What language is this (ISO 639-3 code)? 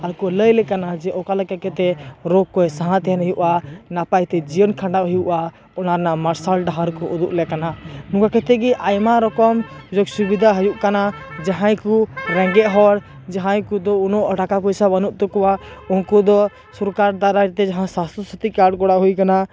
sat